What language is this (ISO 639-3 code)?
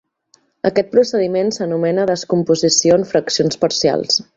cat